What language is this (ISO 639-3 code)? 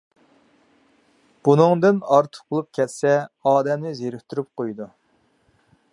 uig